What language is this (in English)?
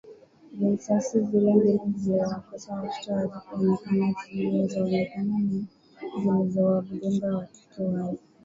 Swahili